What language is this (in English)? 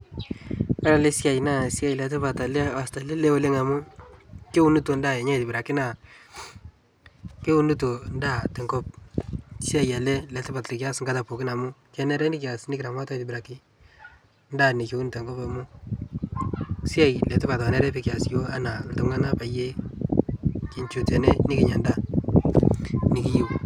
Masai